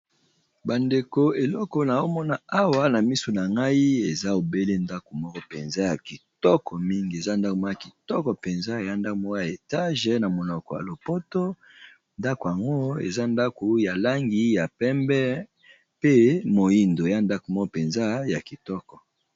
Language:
Lingala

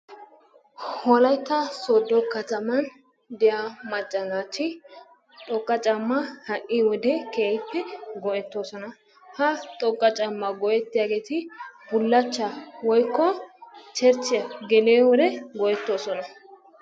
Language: Wolaytta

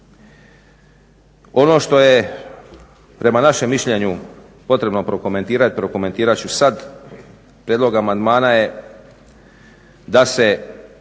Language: Croatian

